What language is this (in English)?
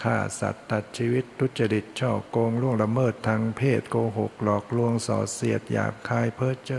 Thai